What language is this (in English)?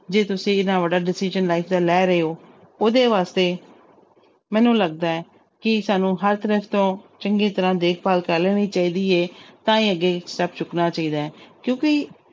Punjabi